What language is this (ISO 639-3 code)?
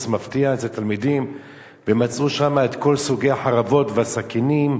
heb